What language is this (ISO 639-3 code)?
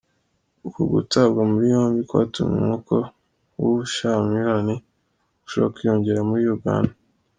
kin